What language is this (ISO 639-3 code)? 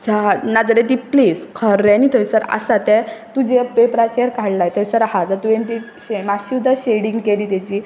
kok